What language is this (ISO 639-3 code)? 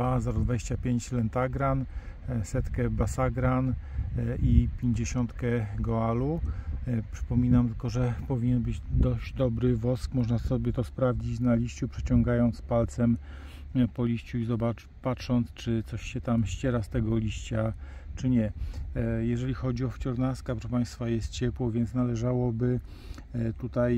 pol